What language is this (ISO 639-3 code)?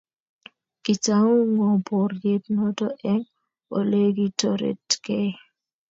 kln